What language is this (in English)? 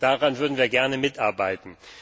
German